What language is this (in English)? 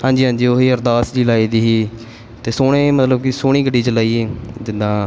Punjabi